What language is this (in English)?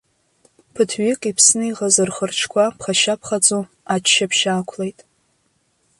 Abkhazian